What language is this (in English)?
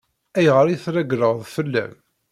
Kabyle